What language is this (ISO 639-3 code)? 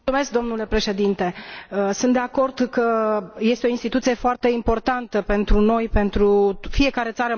ron